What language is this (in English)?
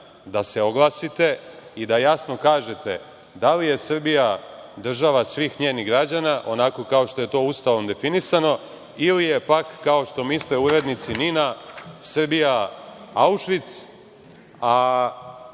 Serbian